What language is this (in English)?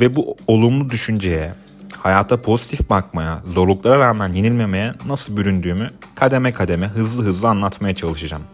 Turkish